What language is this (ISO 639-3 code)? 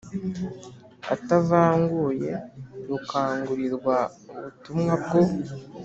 kin